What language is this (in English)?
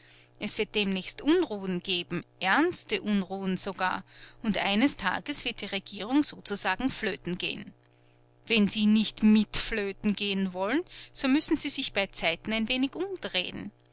German